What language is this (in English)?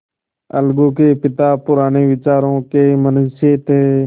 Hindi